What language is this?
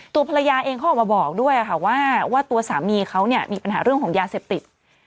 Thai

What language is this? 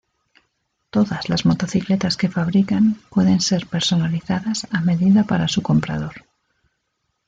Spanish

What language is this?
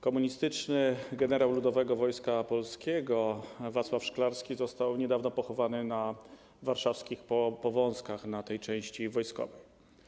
Polish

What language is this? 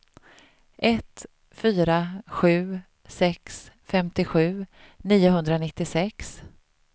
Swedish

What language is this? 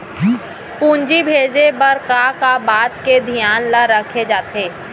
Chhattisgarhi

